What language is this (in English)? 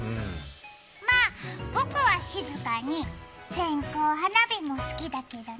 Japanese